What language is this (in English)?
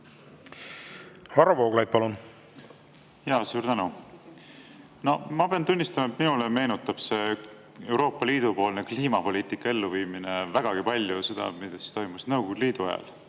Estonian